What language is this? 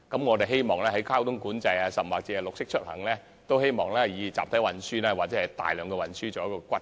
Cantonese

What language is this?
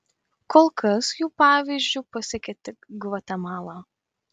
Lithuanian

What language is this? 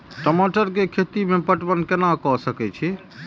Maithili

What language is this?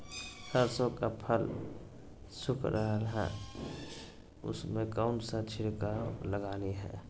Magahi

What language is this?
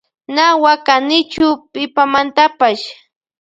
Loja Highland Quichua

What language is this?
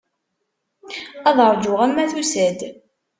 Kabyle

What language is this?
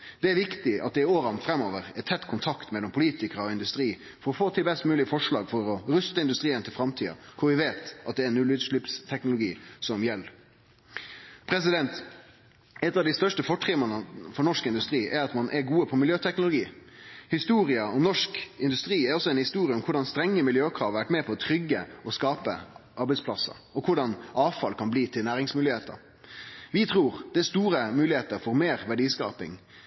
Norwegian Nynorsk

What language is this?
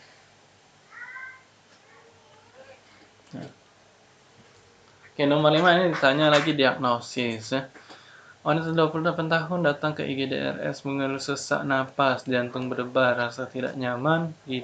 Indonesian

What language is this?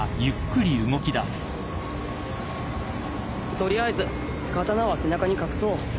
Japanese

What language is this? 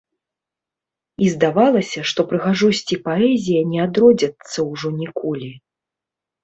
Belarusian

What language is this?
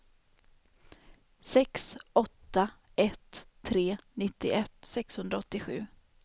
Swedish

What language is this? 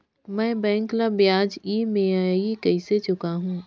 Chhattisgarhi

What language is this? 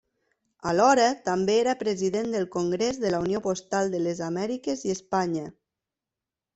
Catalan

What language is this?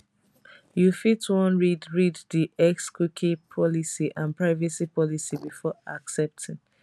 Nigerian Pidgin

